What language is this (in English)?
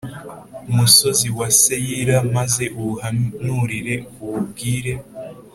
Kinyarwanda